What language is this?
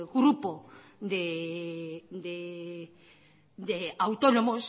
Spanish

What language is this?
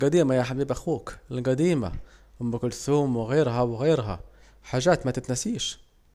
Saidi Arabic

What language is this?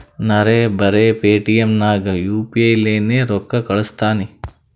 Kannada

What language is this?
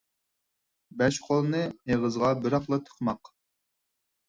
Uyghur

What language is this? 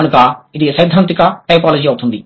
Telugu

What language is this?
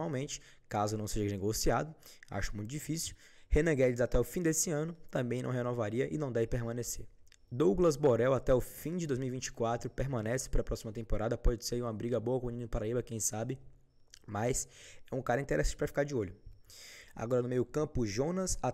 Portuguese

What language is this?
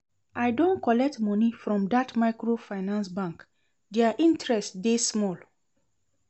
Nigerian Pidgin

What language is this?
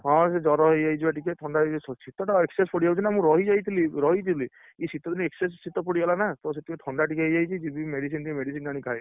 Odia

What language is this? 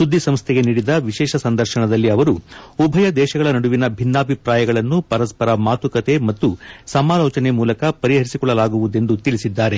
Kannada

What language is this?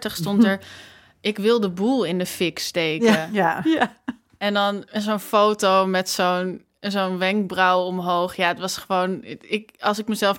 Dutch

